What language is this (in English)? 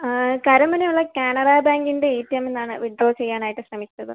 Malayalam